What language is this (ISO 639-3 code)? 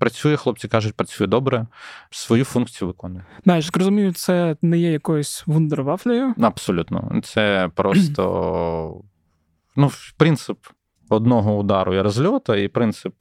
ukr